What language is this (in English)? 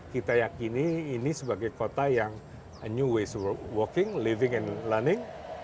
Indonesian